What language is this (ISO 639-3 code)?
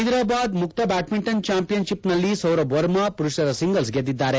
kan